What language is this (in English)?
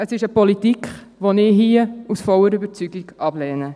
Swiss German